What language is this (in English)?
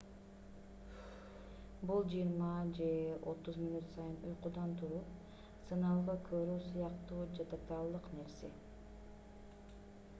Kyrgyz